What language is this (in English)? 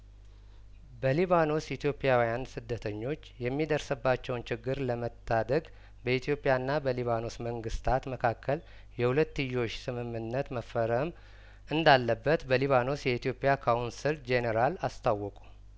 Amharic